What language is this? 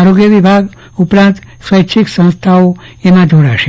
Gujarati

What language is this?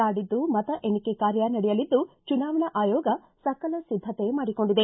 Kannada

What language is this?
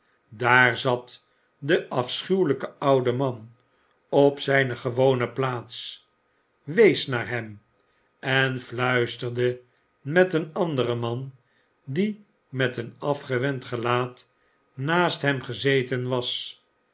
Dutch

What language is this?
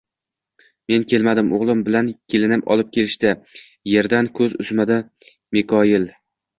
Uzbek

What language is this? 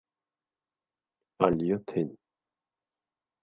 Bashkir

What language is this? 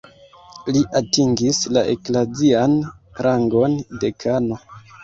Esperanto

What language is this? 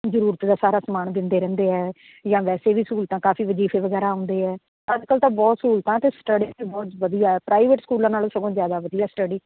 Punjabi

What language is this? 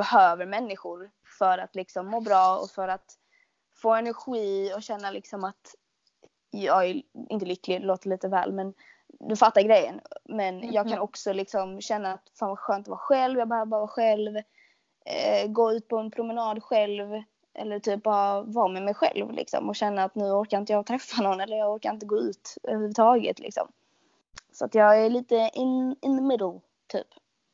Swedish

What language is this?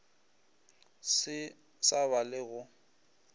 Northern Sotho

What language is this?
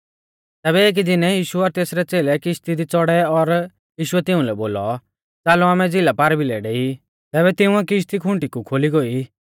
Mahasu Pahari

